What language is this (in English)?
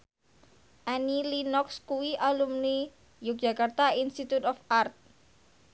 Javanese